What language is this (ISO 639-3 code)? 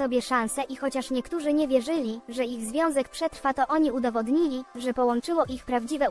pol